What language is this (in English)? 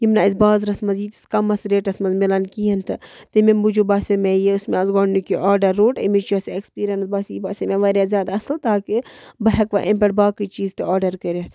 Kashmiri